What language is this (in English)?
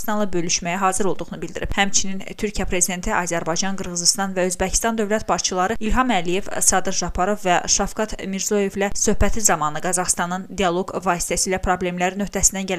Turkish